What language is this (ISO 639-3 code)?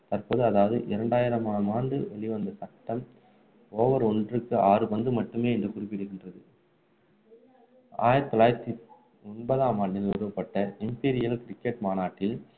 tam